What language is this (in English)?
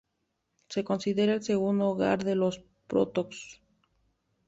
Spanish